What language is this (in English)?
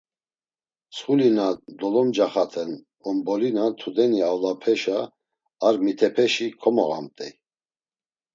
Laz